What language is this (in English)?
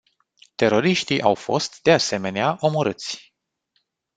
Romanian